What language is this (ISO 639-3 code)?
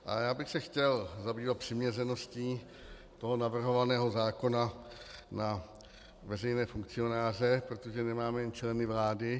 ces